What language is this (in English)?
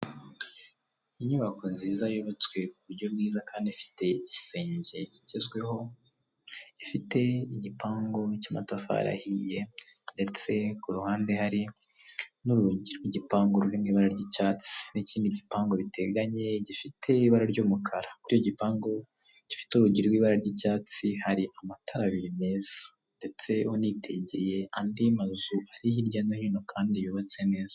Kinyarwanda